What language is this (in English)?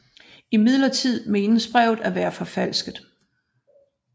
Danish